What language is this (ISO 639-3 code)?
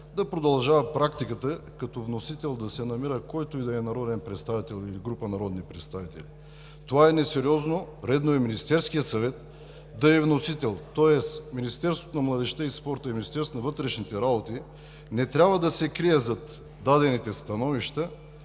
bul